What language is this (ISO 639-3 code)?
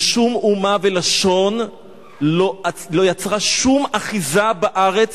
heb